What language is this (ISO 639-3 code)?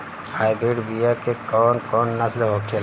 bho